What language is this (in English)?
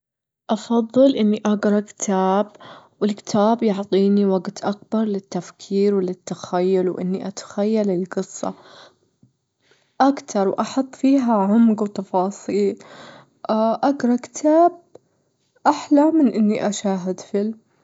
Gulf Arabic